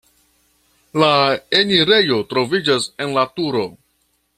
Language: Esperanto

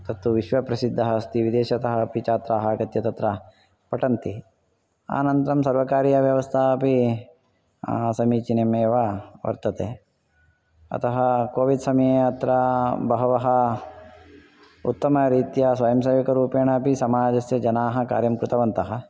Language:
Sanskrit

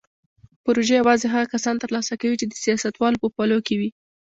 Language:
Pashto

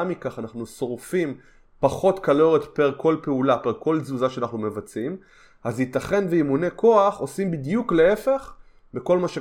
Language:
Hebrew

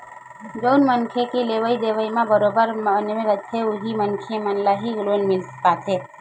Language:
Chhattisgarhi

